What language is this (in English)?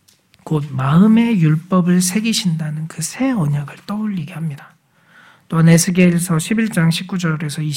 Korean